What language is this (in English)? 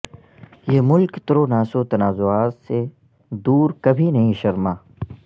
Urdu